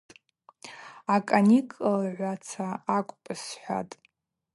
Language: Abaza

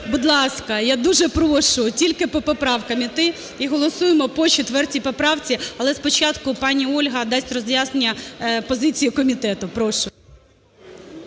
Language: Ukrainian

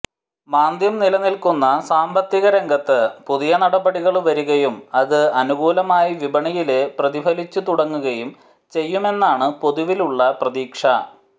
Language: Malayalam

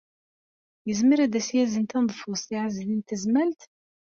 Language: Kabyle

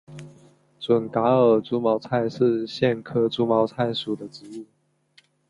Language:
Chinese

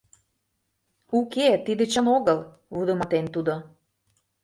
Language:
Mari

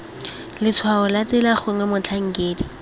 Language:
Tswana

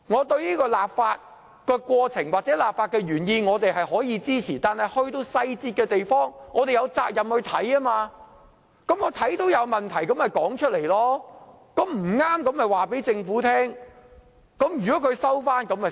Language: Cantonese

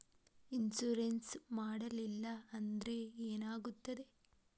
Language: Kannada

